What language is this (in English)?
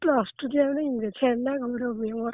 Odia